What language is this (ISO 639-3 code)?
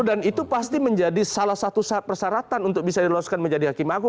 ind